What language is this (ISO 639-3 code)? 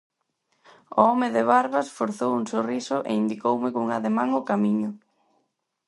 glg